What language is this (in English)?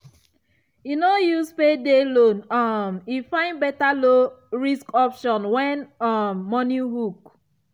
Nigerian Pidgin